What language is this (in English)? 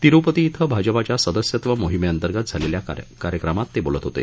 Marathi